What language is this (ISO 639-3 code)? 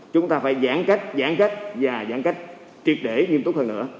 vie